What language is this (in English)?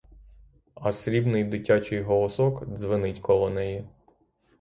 Ukrainian